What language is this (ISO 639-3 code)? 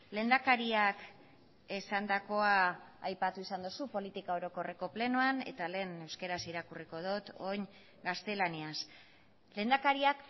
eus